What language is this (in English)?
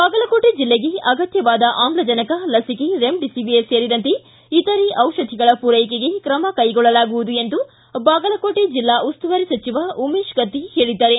Kannada